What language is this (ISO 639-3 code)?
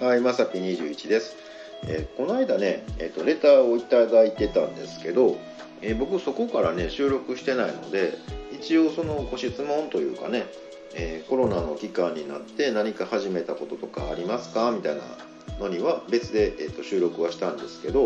jpn